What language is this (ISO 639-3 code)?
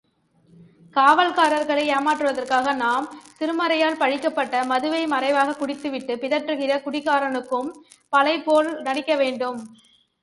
tam